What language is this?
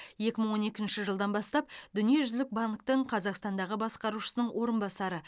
Kazakh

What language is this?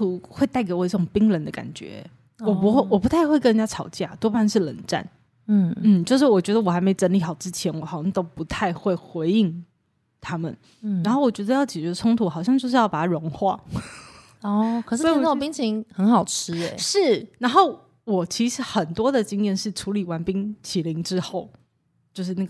Chinese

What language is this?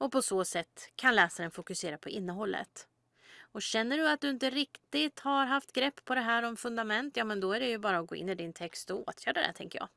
Swedish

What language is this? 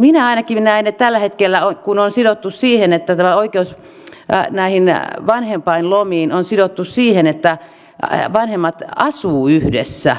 Finnish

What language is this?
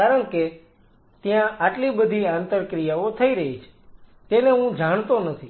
Gujarati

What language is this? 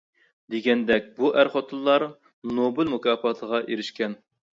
Uyghur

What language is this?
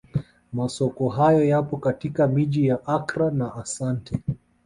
Swahili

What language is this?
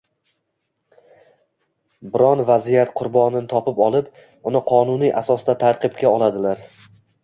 Uzbek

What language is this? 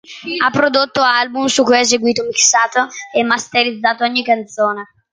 Italian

